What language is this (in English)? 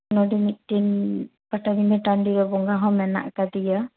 Santali